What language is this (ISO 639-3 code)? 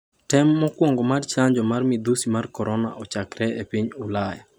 luo